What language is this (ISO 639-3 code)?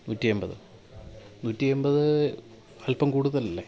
mal